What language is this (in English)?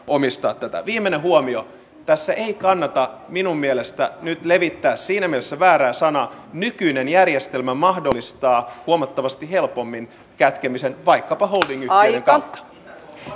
Finnish